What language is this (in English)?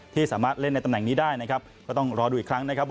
Thai